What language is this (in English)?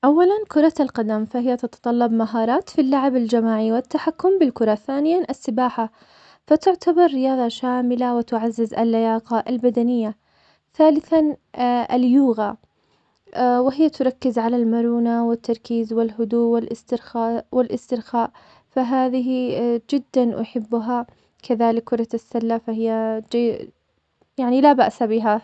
Omani Arabic